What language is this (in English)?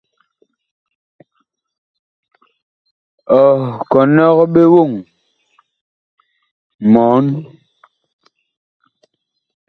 Bakoko